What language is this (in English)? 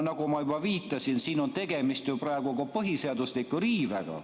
Estonian